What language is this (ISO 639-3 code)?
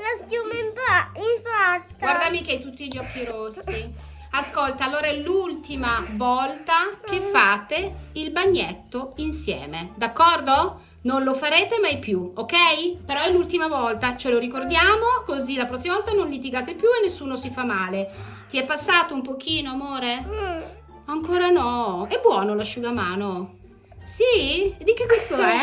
ita